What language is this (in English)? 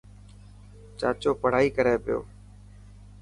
Dhatki